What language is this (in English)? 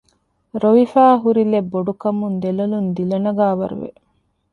Divehi